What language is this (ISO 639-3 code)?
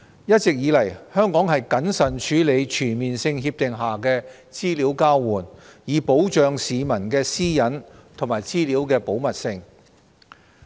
yue